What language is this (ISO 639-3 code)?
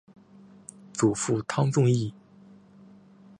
zho